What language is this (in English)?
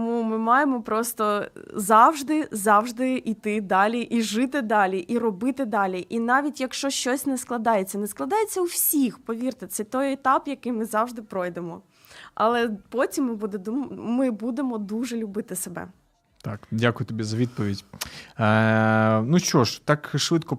Ukrainian